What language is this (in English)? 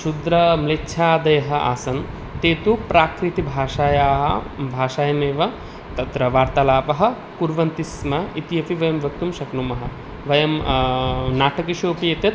Sanskrit